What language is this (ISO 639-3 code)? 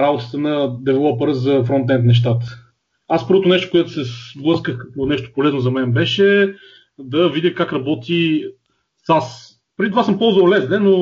bul